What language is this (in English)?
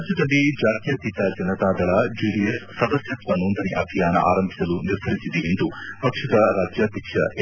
Kannada